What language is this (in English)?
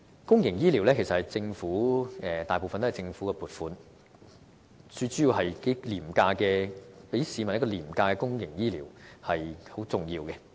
Cantonese